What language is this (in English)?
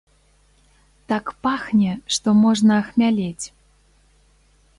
Belarusian